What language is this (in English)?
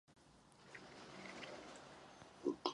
Czech